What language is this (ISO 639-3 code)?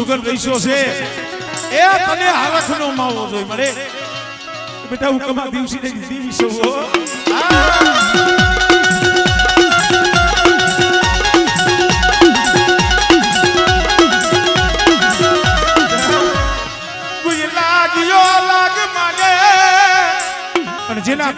ara